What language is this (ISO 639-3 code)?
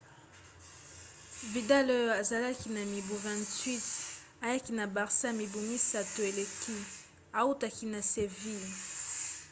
lin